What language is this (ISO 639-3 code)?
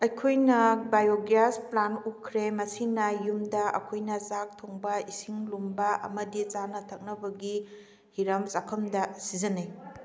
mni